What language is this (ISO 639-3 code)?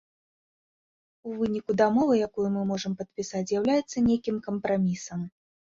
bel